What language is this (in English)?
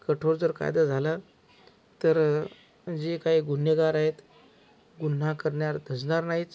Marathi